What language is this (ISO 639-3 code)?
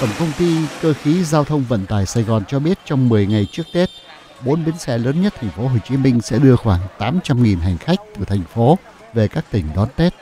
vie